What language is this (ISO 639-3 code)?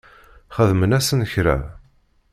kab